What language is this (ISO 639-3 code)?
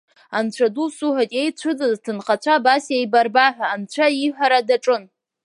abk